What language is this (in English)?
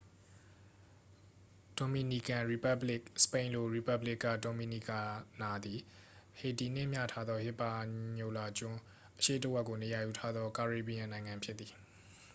Burmese